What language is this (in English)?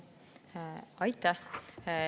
Estonian